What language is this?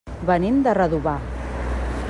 Catalan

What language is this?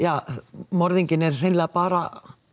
Icelandic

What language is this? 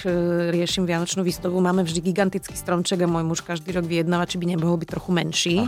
Slovak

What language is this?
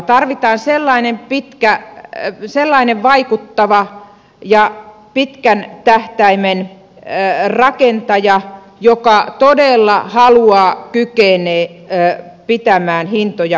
Finnish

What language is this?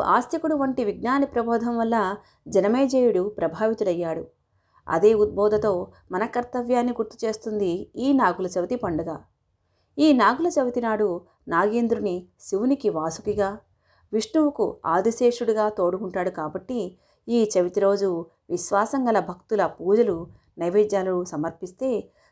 Telugu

